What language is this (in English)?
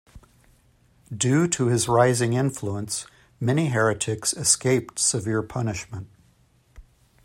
English